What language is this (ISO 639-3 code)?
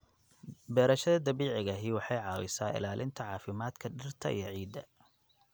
som